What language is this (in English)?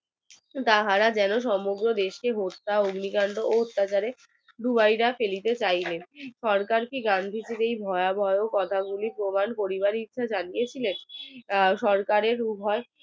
Bangla